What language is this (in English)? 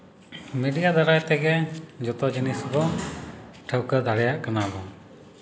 Santali